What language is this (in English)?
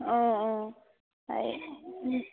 Assamese